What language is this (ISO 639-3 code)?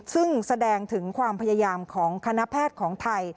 tha